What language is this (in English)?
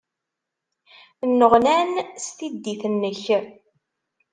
Kabyle